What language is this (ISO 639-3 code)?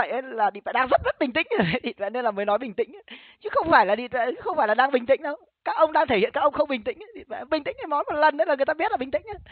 vie